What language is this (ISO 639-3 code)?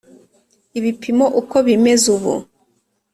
kin